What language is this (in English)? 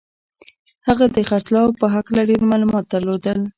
Pashto